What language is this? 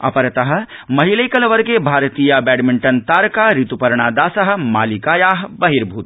Sanskrit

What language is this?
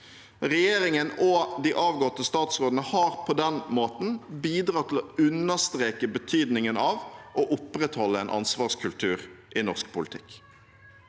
Norwegian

